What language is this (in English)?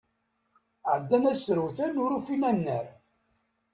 Kabyle